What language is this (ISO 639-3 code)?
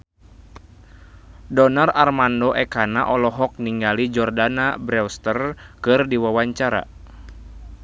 sun